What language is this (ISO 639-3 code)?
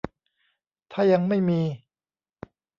tha